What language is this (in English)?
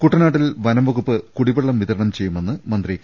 Malayalam